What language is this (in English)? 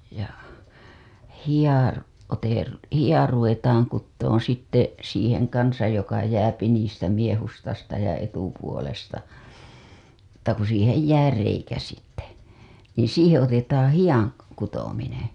Finnish